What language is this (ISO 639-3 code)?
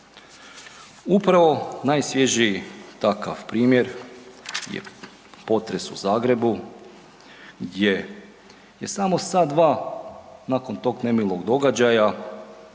hrv